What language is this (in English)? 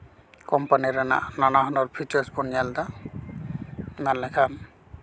Santali